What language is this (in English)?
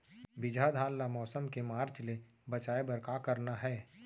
Chhattisgarhi